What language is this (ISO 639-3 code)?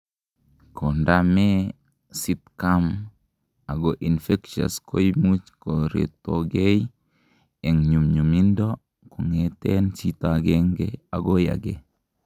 kln